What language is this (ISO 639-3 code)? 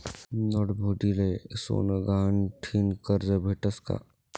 mar